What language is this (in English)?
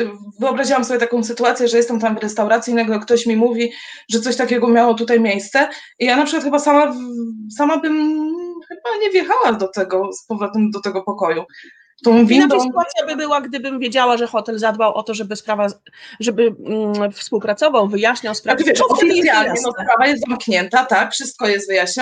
Polish